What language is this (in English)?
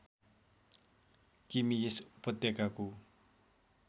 Nepali